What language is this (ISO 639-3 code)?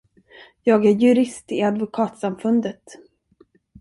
swe